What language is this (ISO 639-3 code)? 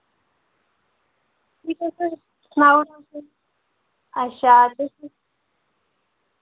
doi